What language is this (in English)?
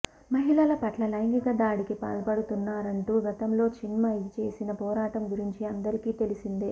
Telugu